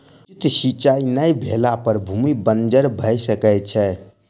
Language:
Maithili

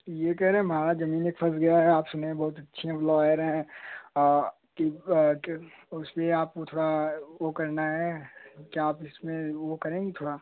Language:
Hindi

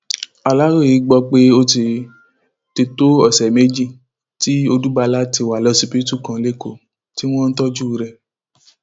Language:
Yoruba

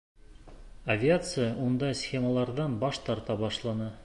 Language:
Bashkir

